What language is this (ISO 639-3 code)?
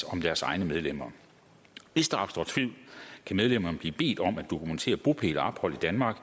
dan